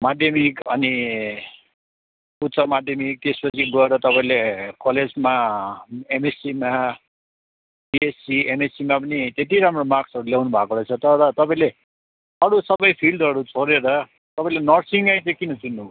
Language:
Nepali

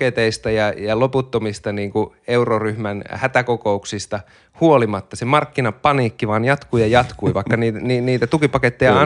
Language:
Finnish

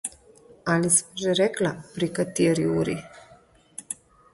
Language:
Slovenian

